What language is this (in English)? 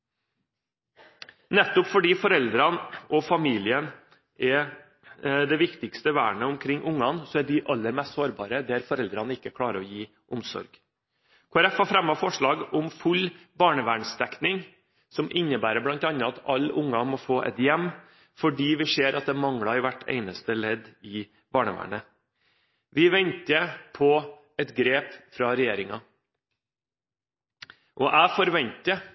Norwegian Bokmål